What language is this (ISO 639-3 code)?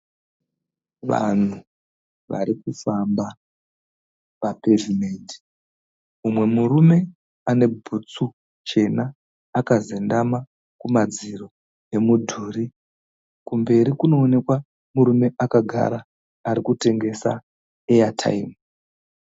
sna